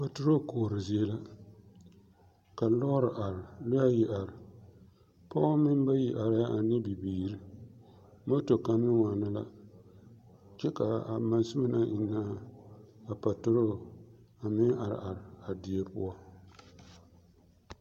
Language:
Southern Dagaare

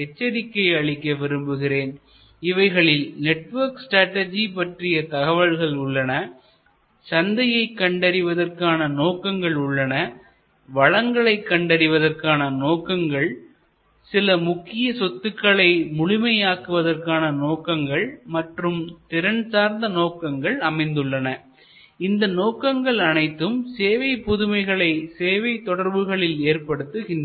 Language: Tamil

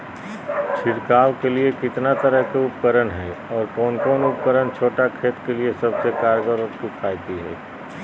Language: Magahi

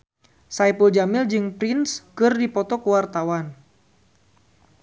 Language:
Sundanese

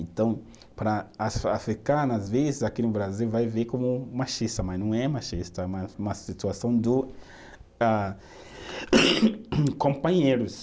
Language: Portuguese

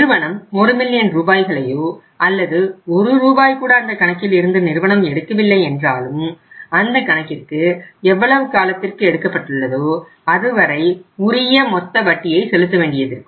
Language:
Tamil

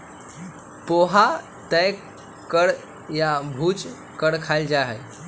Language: Magahi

